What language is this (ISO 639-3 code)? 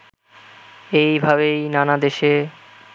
ben